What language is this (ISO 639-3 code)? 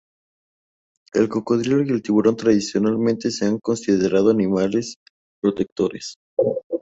spa